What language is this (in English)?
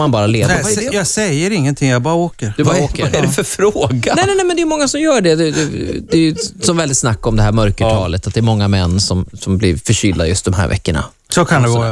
Swedish